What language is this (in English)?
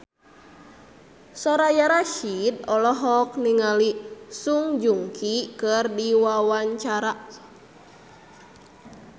Sundanese